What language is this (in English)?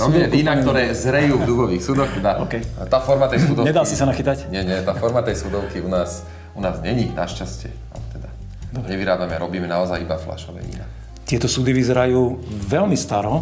Slovak